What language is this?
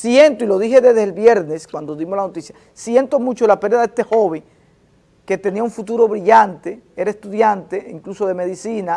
Spanish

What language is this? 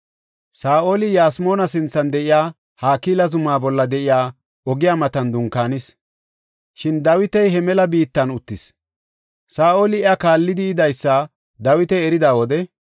Gofa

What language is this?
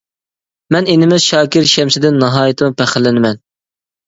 Uyghur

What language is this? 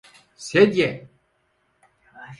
Turkish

